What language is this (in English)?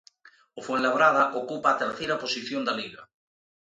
Galician